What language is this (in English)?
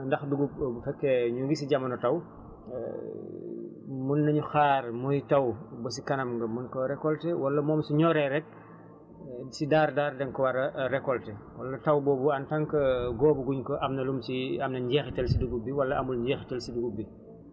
Wolof